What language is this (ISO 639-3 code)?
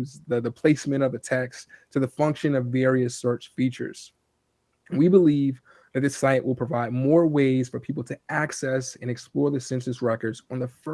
eng